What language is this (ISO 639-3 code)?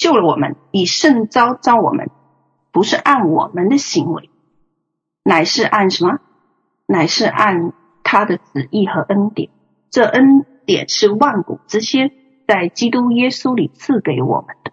zho